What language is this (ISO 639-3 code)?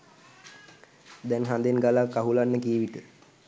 sin